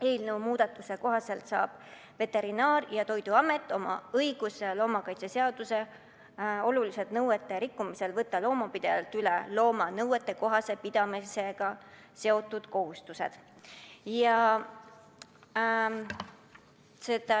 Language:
Estonian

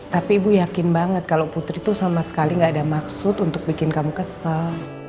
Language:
Indonesian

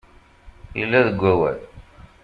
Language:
Kabyle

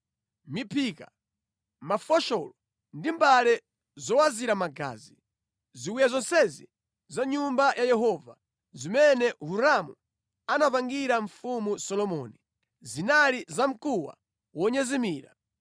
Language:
Nyanja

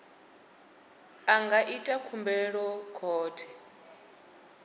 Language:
Venda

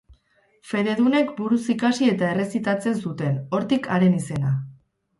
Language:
Basque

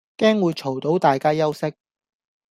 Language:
Cantonese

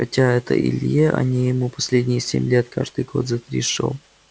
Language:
Russian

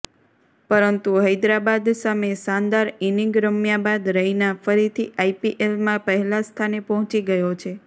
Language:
Gujarati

